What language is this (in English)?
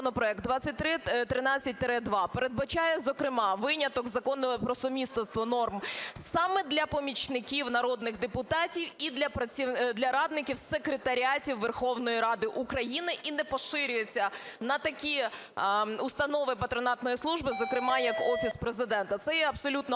Ukrainian